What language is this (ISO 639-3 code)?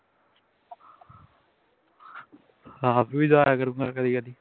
pan